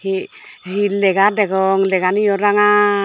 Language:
Chakma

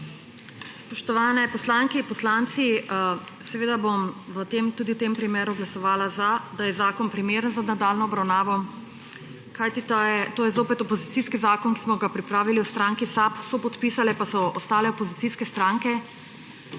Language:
Slovenian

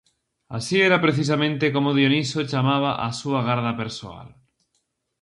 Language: Galician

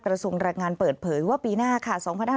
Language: Thai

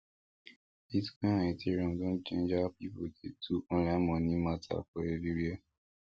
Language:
Nigerian Pidgin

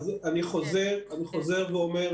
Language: Hebrew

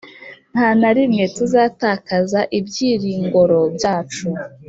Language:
Kinyarwanda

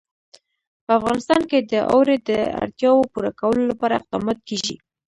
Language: Pashto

